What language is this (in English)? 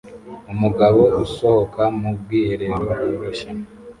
Kinyarwanda